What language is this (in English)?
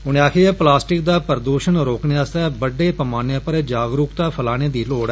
Dogri